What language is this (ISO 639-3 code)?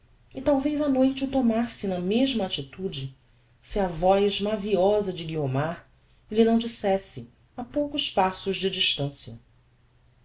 por